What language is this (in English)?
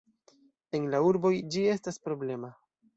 Esperanto